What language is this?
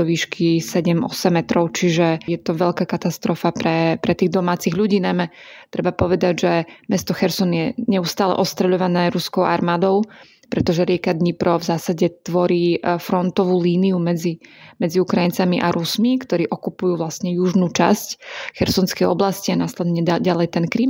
Slovak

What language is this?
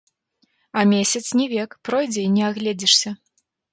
Belarusian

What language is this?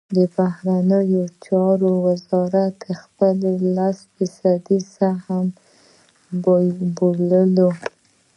Pashto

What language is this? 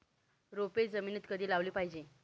Marathi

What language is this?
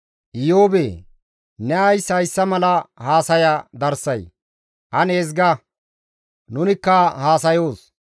Gamo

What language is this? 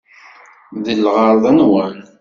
Kabyle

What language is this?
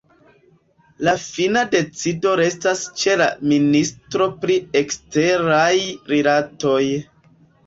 Esperanto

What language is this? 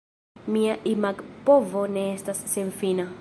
Esperanto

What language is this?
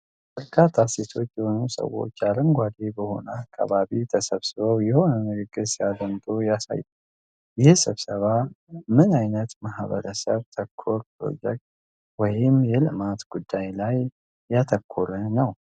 Amharic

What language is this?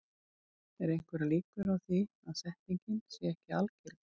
Icelandic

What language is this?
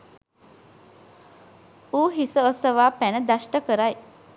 Sinhala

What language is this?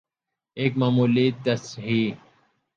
Urdu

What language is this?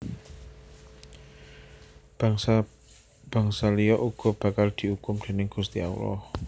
Javanese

